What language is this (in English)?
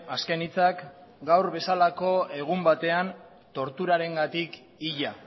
Basque